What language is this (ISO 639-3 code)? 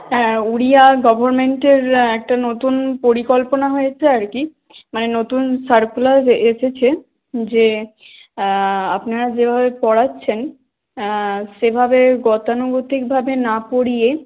ben